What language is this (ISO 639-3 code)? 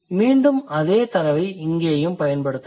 tam